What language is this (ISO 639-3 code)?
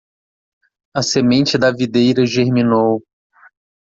por